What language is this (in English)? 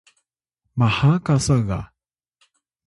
Atayal